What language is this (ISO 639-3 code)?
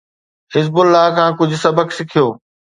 snd